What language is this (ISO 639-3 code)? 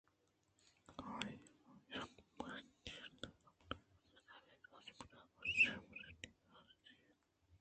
bgp